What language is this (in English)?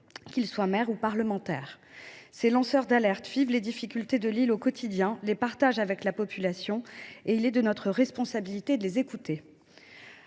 French